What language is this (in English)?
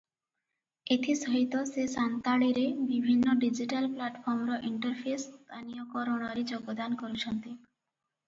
Odia